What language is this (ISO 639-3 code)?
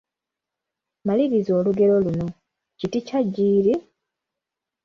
lug